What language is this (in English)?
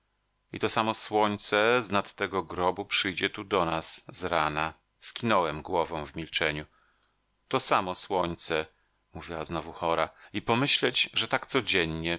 Polish